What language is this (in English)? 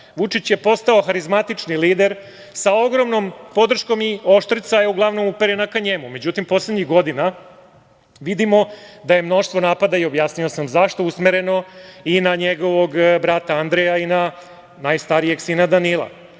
Serbian